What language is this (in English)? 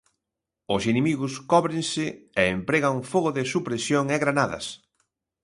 Galician